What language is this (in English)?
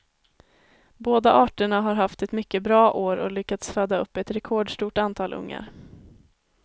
Swedish